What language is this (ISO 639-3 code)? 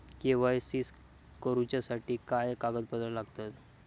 mar